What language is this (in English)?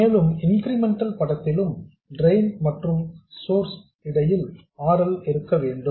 Tamil